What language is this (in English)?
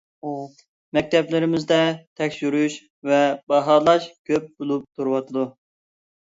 Uyghur